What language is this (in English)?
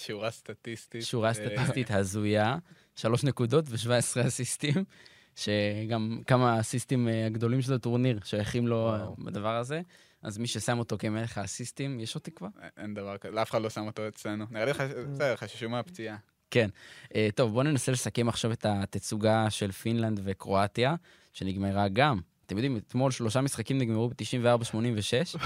Hebrew